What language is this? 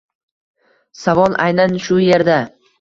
Uzbek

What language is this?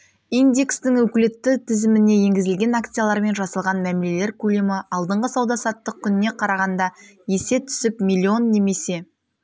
Kazakh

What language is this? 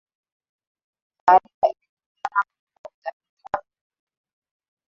Swahili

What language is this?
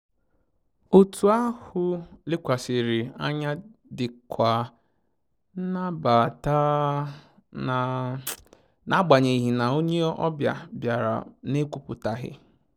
Igbo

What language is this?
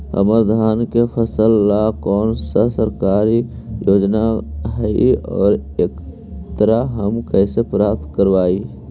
Magahi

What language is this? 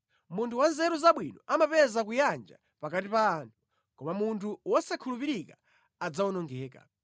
Nyanja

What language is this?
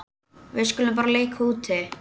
Icelandic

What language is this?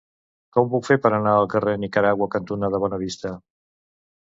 Catalan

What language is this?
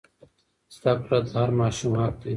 Pashto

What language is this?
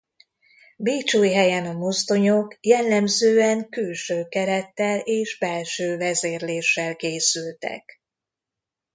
Hungarian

